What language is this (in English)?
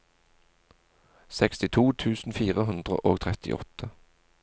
Norwegian